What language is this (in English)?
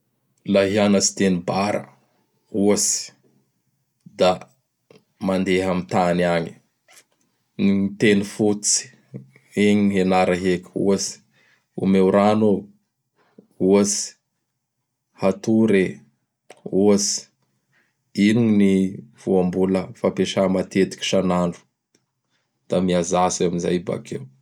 Bara Malagasy